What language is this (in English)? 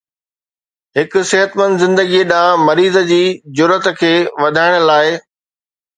Sindhi